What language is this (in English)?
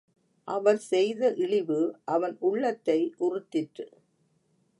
Tamil